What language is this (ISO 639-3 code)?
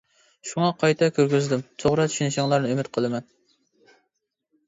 uig